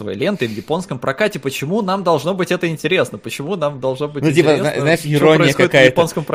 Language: Russian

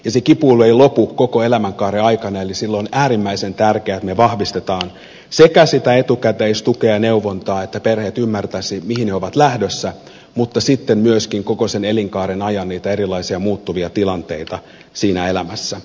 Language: Finnish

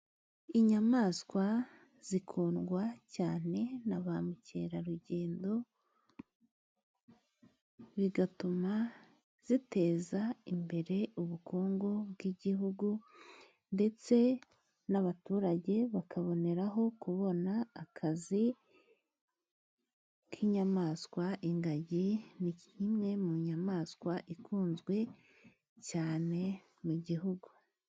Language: Kinyarwanda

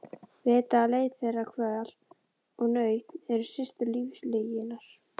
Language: Icelandic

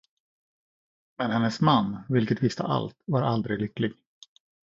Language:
Swedish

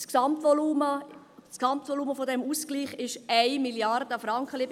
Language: Swiss German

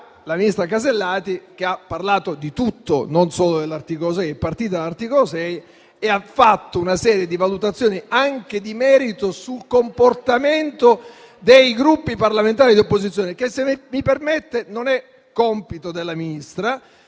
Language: Italian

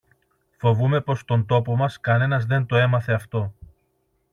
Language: Greek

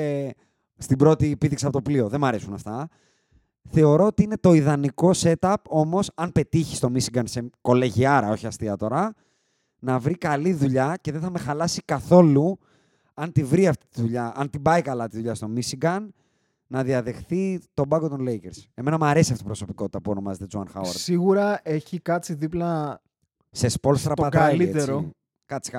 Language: Greek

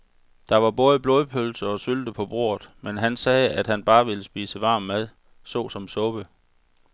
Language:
Danish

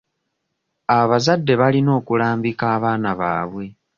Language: Ganda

